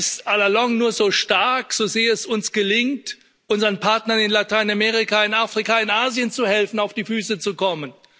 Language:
German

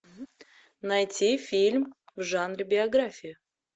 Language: Russian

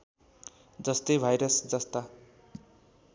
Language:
Nepali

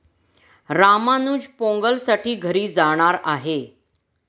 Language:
Marathi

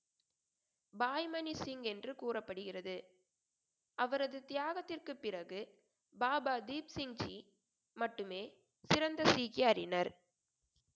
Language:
Tamil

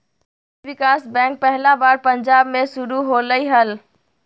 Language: Magahi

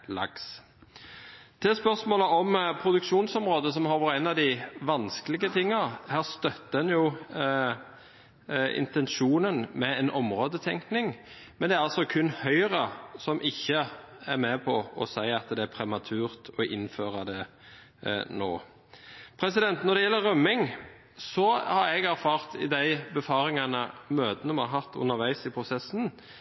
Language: Norwegian Bokmål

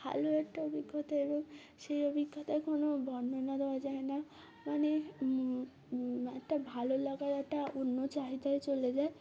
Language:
Bangla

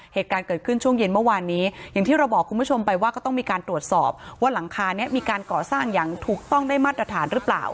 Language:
Thai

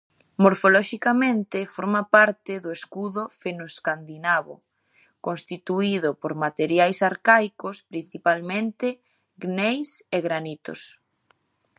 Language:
Galician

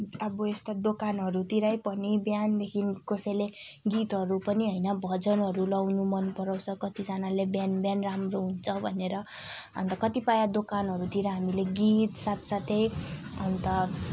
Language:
Nepali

